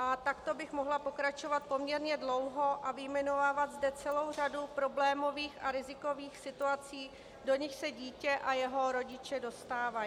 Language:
Czech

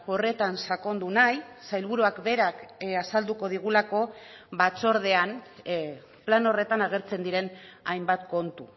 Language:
Basque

